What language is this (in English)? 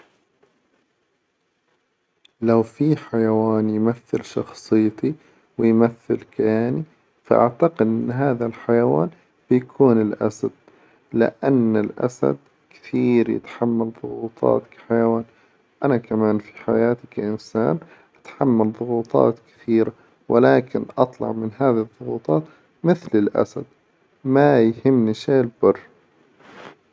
Hijazi Arabic